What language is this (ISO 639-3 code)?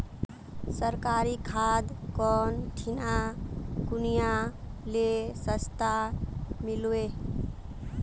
mag